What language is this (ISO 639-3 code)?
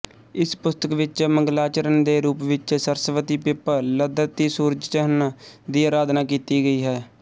pan